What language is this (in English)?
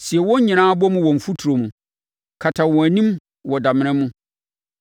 Akan